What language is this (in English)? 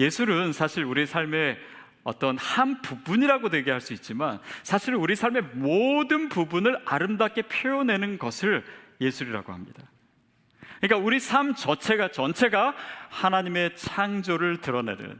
Korean